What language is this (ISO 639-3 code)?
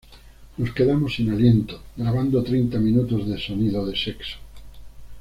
spa